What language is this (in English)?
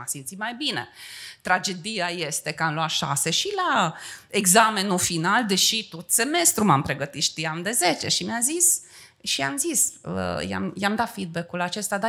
Romanian